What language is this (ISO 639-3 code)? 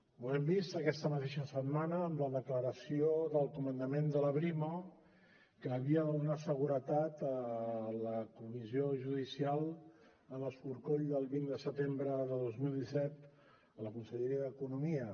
cat